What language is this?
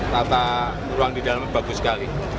Indonesian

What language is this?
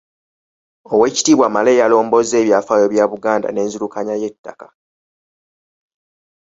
Ganda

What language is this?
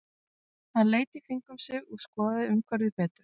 Icelandic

